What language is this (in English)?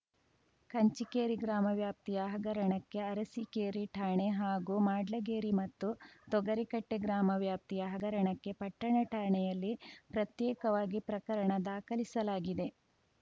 Kannada